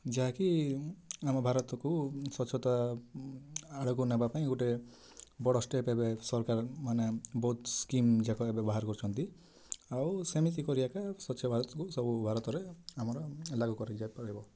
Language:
Odia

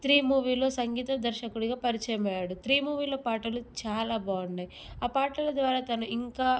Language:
Telugu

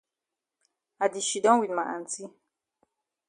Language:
Cameroon Pidgin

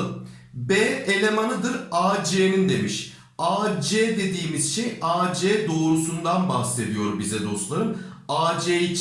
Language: Turkish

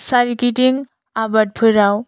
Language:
Bodo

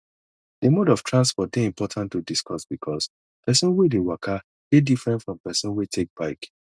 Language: Nigerian Pidgin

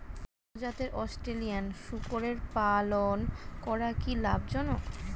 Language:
Bangla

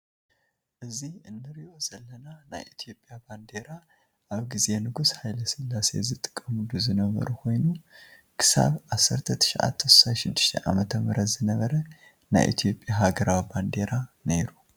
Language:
Tigrinya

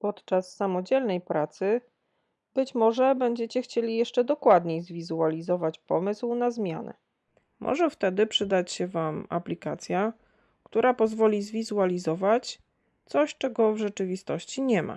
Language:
Polish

